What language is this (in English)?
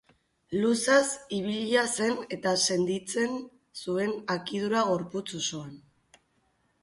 Basque